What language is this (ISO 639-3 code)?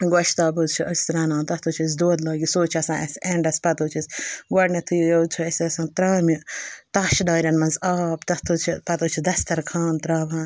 kas